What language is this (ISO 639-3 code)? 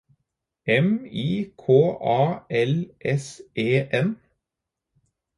nob